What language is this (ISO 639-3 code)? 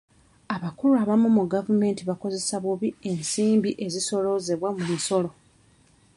lug